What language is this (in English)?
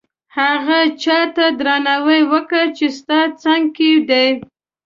Pashto